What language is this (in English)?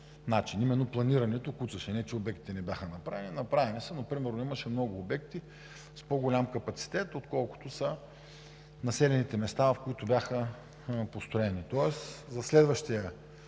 Bulgarian